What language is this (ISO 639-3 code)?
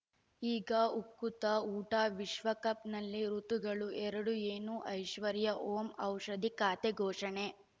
kan